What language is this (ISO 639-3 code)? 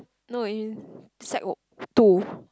eng